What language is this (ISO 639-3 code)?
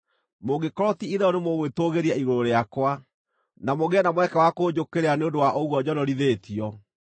kik